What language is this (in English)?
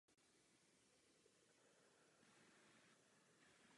Czech